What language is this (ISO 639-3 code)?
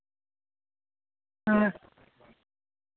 doi